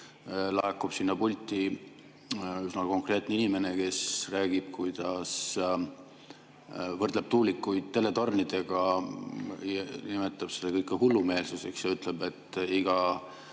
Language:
Estonian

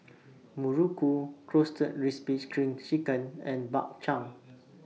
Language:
English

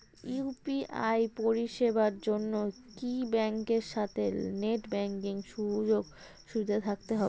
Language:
Bangla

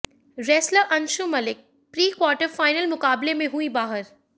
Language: Hindi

